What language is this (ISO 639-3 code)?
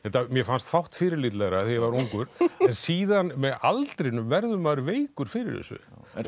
isl